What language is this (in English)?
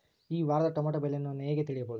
Kannada